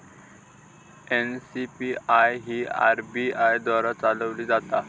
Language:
Marathi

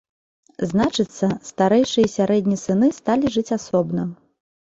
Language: Belarusian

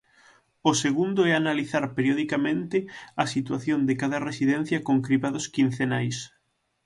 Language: Galician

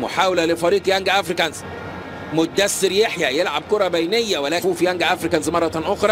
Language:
Arabic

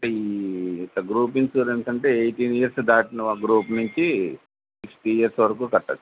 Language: Telugu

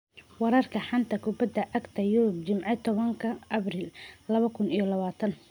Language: Somali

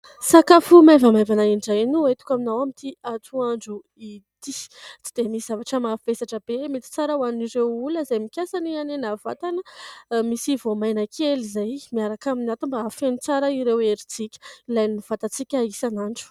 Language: Malagasy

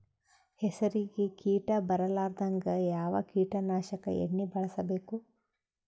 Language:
Kannada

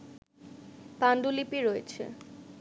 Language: Bangla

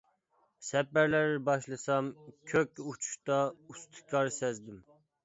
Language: Uyghur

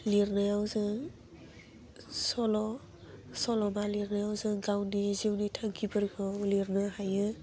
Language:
Bodo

